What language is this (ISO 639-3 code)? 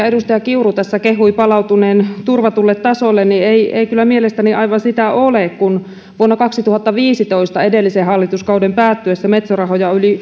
fin